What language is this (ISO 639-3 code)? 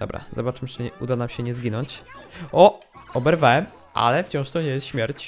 pol